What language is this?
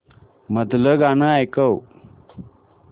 Marathi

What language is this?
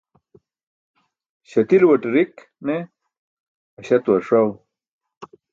Burushaski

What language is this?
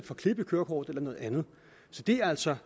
Danish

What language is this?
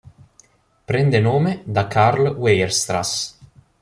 Italian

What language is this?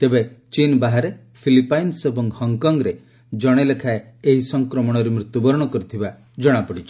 Odia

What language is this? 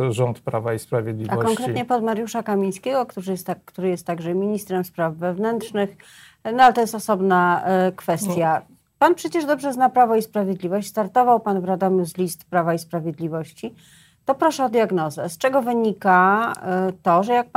Polish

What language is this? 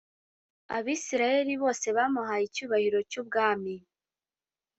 Kinyarwanda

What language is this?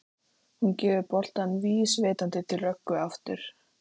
Icelandic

